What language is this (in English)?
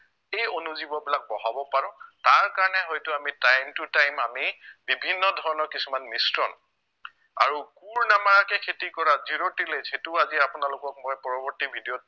Assamese